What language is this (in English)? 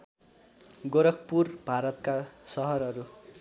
Nepali